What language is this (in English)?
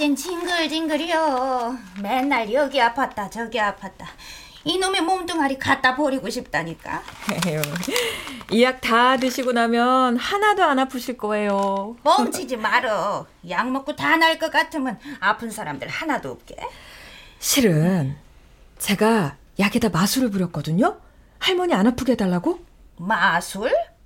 Korean